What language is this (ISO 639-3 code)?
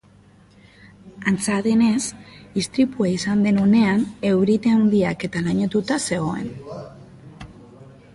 eus